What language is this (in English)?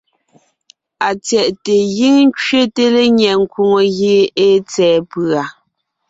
Ngiemboon